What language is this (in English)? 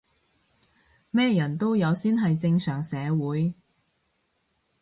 Cantonese